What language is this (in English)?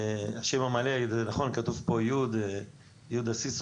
Hebrew